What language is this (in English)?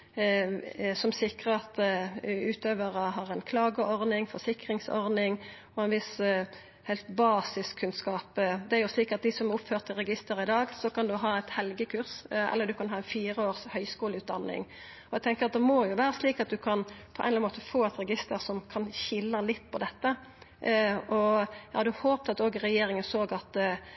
Norwegian Nynorsk